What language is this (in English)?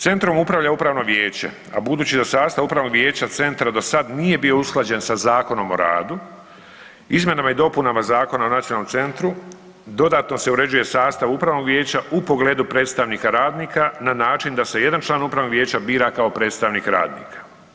Croatian